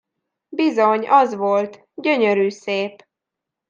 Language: Hungarian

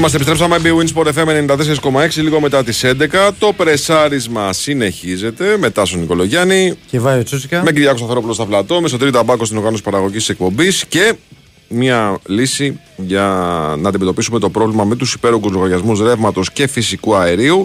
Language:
Greek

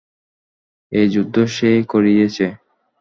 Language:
Bangla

